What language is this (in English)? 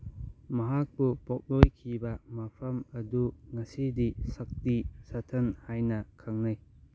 Manipuri